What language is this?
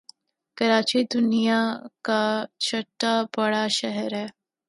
Urdu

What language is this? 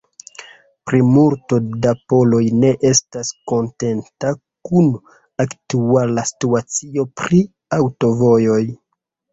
Esperanto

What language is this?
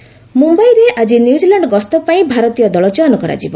Odia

